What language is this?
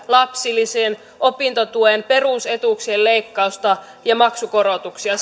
Finnish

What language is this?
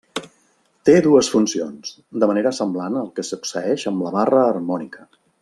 Catalan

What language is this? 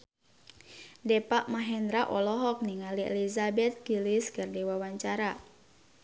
Sundanese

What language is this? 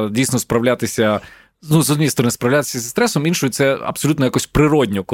Ukrainian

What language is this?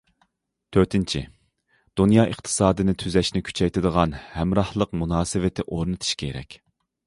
Uyghur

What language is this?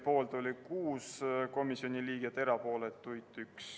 Estonian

